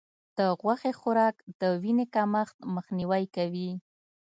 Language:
Pashto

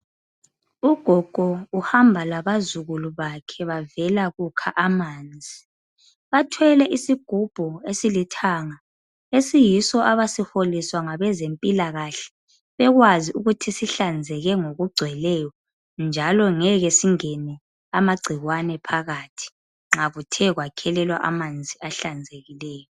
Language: North Ndebele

